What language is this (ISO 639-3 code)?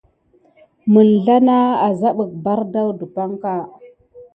gid